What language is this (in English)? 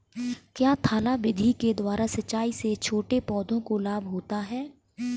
Hindi